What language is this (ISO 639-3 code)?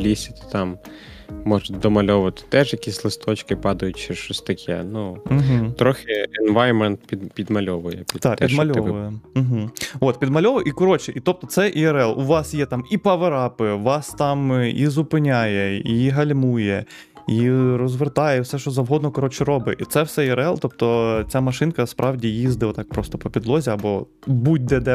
ukr